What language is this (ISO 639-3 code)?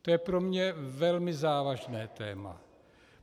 ces